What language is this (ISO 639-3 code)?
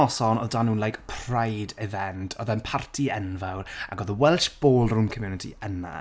cym